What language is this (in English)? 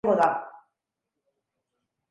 Basque